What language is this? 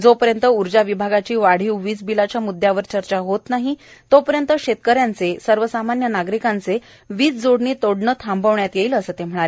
Marathi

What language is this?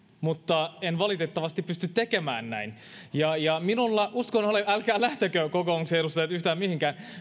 Finnish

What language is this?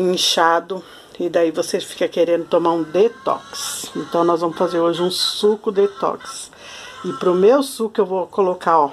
Portuguese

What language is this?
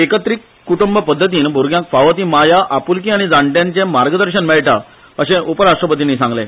Konkani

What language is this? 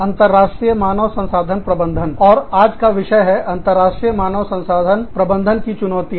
Hindi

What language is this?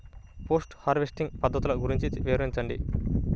Telugu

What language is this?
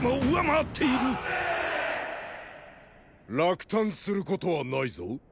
Japanese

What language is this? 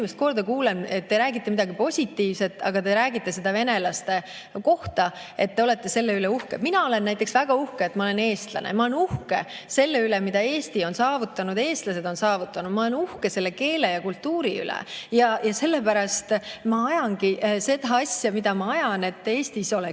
Estonian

